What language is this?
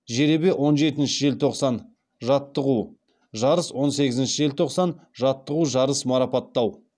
Kazakh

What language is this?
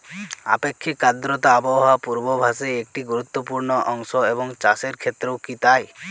Bangla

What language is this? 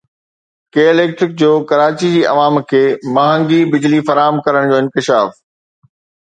Sindhi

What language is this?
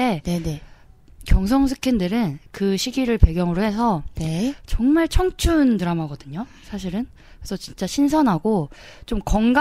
Korean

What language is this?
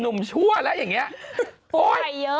Thai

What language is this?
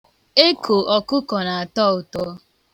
Igbo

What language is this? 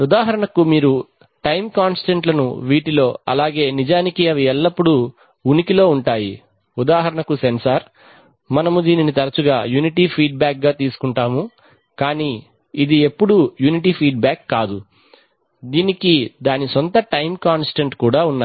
Telugu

